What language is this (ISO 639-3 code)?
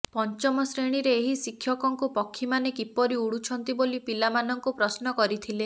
ori